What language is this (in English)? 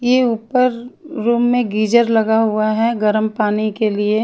Hindi